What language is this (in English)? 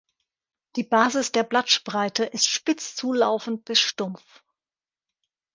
German